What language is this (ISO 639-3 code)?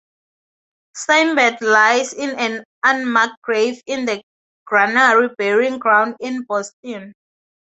eng